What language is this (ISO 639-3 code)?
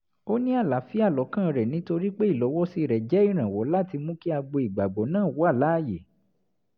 yor